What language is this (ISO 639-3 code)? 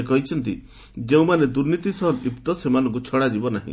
ori